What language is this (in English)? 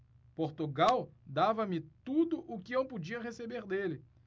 Portuguese